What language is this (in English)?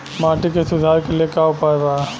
Bhojpuri